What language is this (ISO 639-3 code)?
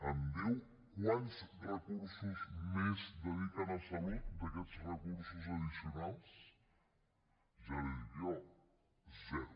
cat